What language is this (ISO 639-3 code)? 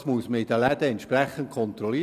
gsw